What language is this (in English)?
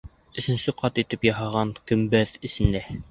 Bashkir